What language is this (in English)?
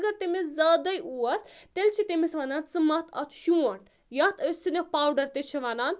Kashmiri